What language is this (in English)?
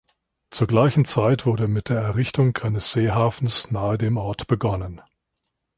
German